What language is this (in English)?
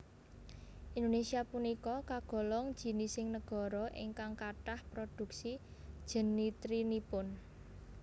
Javanese